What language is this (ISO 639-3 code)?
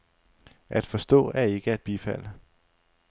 dan